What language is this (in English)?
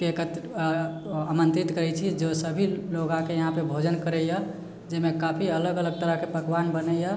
Maithili